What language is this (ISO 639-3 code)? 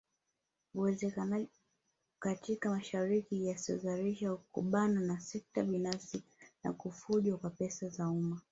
swa